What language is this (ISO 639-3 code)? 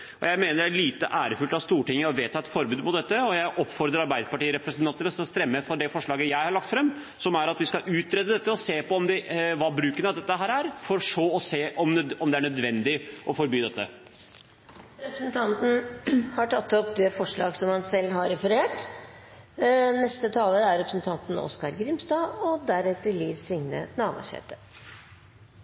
nor